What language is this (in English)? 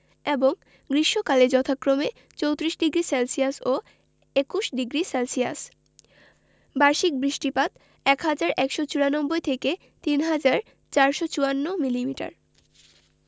Bangla